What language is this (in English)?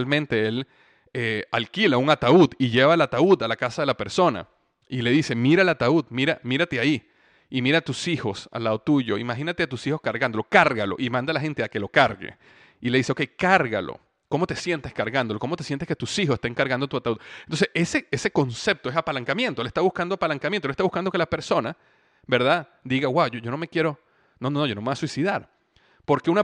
Spanish